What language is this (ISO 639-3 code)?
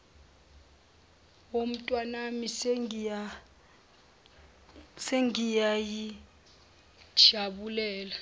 zul